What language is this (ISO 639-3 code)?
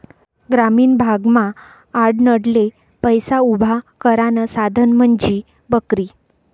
mar